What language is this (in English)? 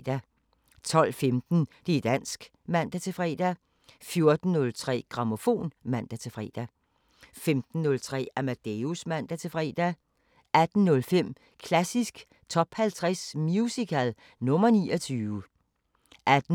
Danish